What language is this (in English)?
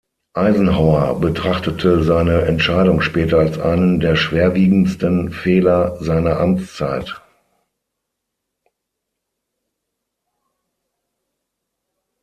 German